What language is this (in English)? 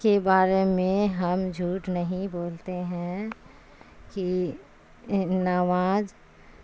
Urdu